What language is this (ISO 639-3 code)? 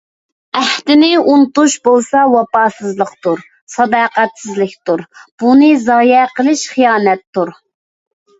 uig